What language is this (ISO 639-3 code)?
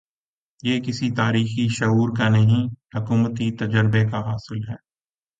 urd